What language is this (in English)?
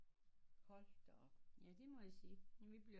Danish